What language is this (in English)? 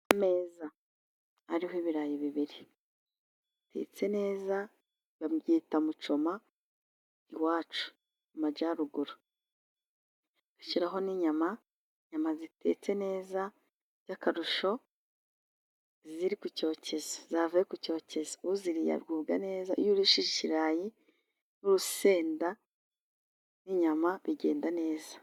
Kinyarwanda